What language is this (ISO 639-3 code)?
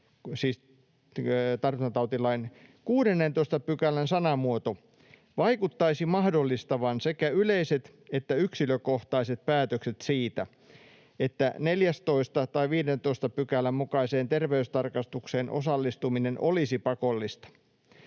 fin